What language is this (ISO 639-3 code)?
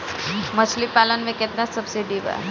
bho